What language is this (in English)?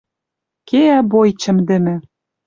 Western Mari